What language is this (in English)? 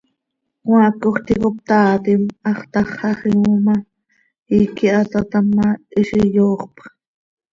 Seri